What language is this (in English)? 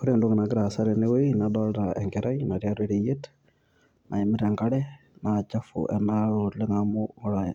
Masai